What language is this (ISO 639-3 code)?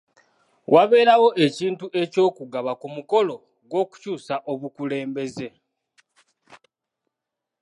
lug